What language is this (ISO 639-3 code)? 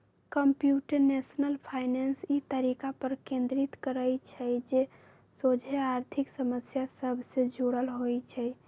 mag